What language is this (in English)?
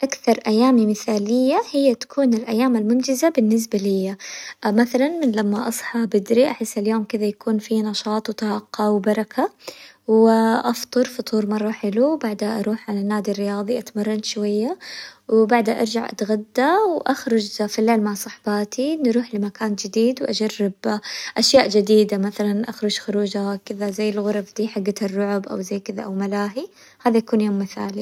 Hijazi Arabic